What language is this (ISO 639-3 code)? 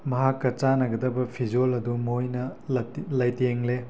mni